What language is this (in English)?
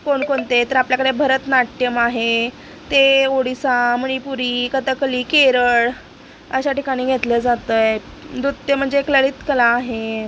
Marathi